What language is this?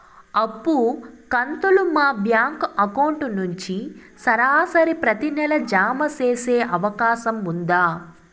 Telugu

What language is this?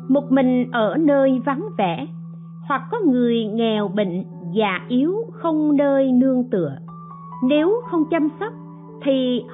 Vietnamese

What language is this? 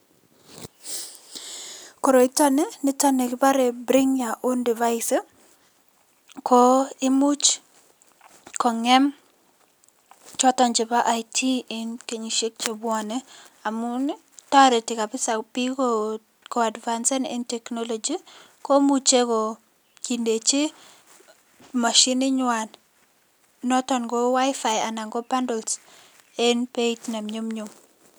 Kalenjin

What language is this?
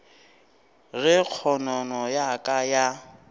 Northern Sotho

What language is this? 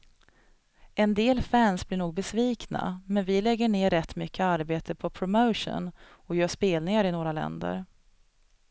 Swedish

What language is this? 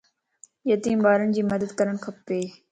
Lasi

